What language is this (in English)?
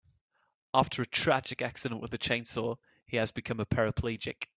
English